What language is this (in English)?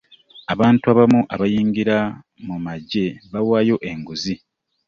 Ganda